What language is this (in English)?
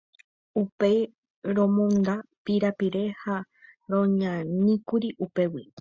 Guarani